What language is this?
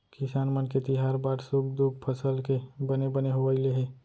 Chhattisgarhi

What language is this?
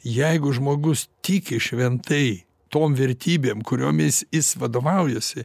Lithuanian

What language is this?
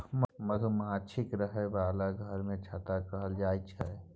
Maithili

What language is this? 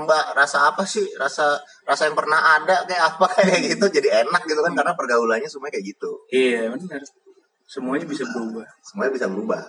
Indonesian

